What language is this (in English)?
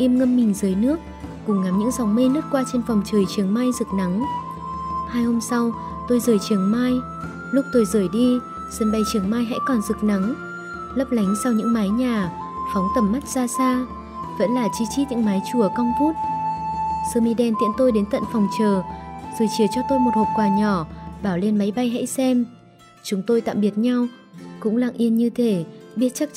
Vietnamese